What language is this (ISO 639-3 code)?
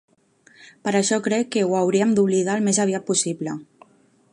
cat